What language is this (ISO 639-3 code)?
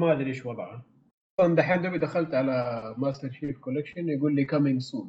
ara